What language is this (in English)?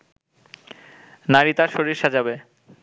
Bangla